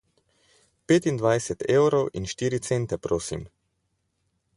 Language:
Slovenian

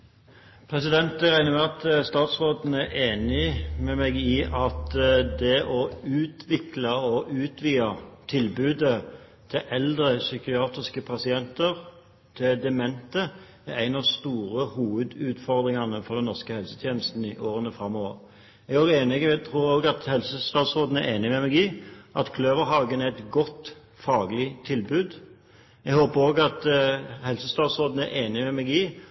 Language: Norwegian Bokmål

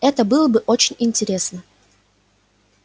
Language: Russian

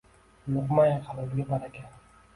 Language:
Uzbek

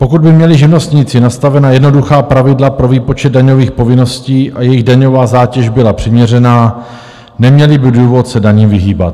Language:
Czech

